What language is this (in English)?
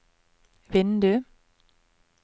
Norwegian